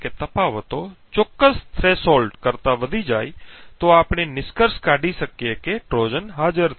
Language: Gujarati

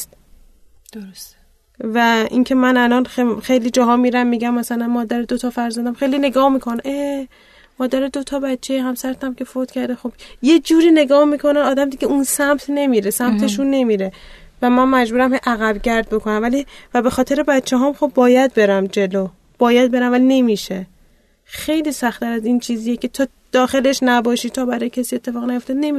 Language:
Persian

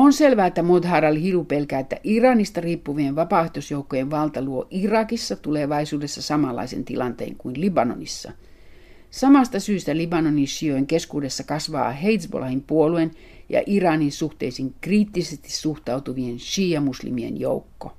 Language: Finnish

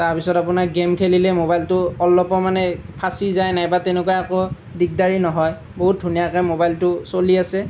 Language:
Assamese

